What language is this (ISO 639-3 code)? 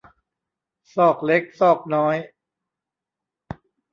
tha